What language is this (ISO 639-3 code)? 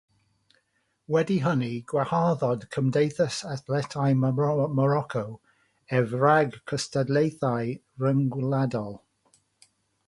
cym